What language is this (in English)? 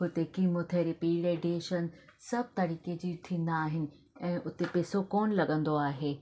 Sindhi